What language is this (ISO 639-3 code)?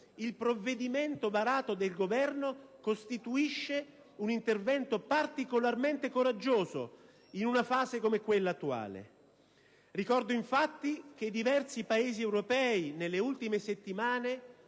ita